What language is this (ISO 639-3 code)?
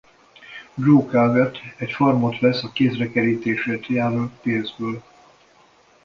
hun